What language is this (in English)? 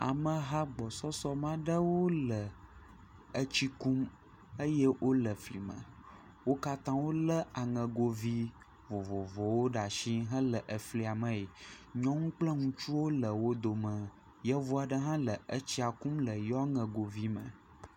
Ewe